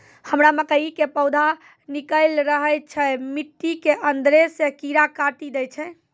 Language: Maithili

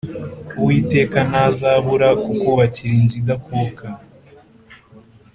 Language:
Kinyarwanda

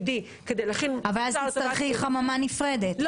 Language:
Hebrew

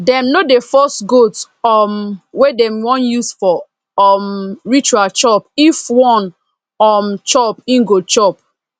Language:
Nigerian Pidgin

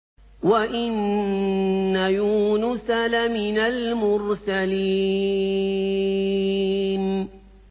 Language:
Arabic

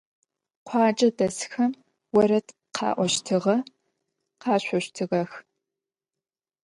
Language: Adyghe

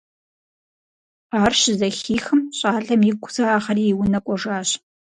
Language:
Kabardian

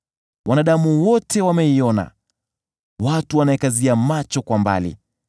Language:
Swahili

